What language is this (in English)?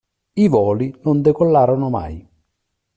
Italian